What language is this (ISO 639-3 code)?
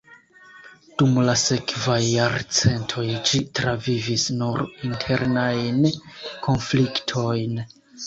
epo